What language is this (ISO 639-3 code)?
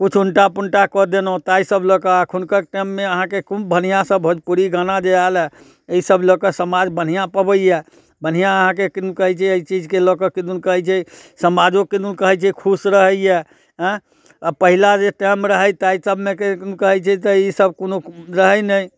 mai